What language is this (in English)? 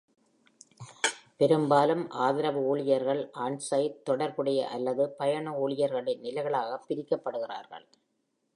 Tamil